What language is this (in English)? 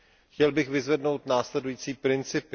Czech